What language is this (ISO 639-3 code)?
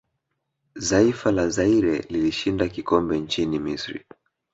swa